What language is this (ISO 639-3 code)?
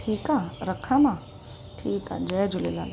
snd